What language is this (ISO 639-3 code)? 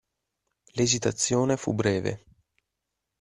ita